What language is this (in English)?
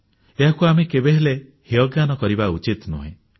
Odia